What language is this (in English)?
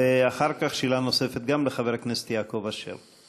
Hebrew